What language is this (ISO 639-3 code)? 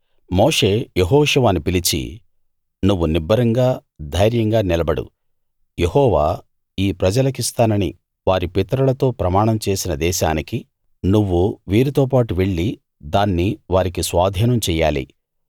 tel